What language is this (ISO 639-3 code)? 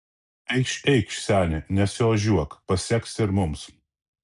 lit